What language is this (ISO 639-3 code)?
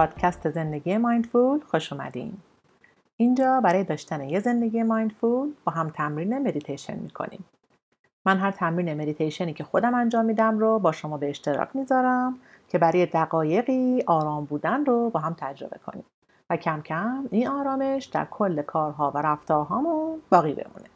fas